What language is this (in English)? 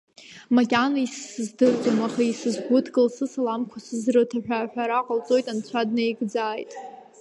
Abkhazian